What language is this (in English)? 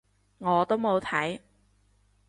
Cantonese